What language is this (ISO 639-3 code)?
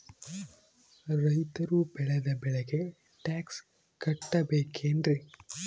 kan